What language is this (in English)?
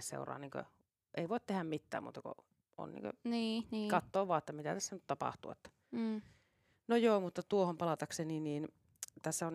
Finnish